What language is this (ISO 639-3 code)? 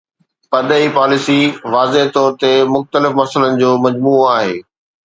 snd